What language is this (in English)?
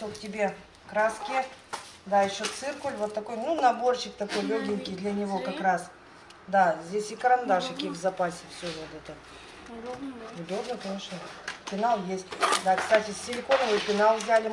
Russian